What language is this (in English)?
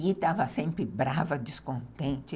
Portuguese